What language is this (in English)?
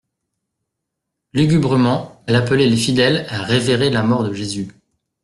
French